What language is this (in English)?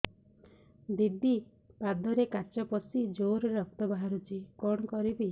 Odia